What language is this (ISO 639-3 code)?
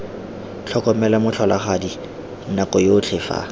tsn